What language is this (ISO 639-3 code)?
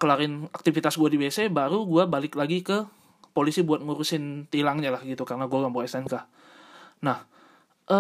ind